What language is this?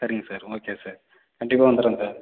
Tamil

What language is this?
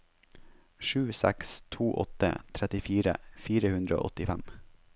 Norwegian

